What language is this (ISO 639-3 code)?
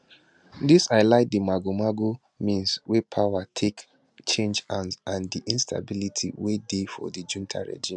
pcm